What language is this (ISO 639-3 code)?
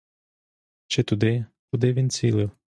ukr